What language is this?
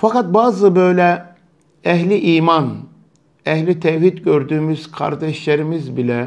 Turkish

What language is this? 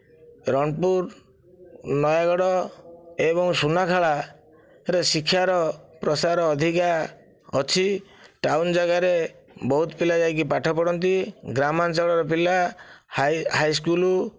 Odia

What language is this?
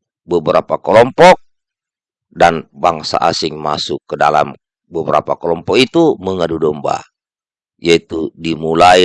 Indonesian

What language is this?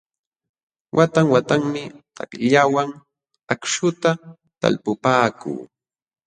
Jauja Wanca Quechua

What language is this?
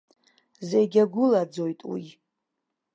Abkhazian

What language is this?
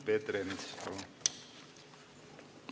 Estonian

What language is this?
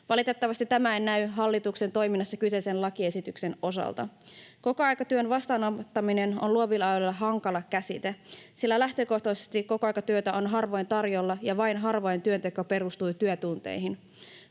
Finnish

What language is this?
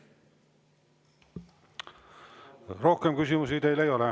Estonian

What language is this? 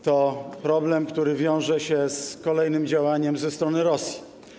Polish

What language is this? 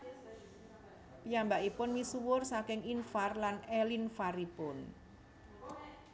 Javanese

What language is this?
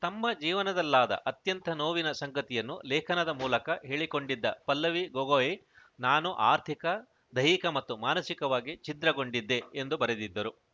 Kannada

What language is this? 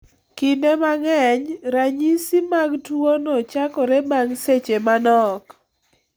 Luo (Kenya and Tanzania)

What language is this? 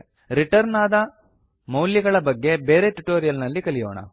Kannada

